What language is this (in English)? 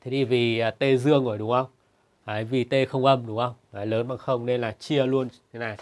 Vietnamese